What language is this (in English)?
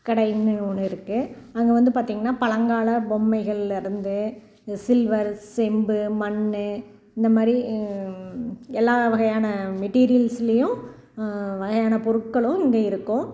Tamil